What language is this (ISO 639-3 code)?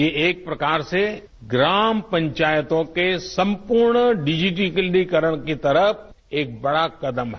hin